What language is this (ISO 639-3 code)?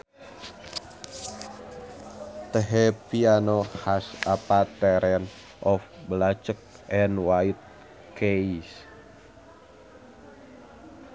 sun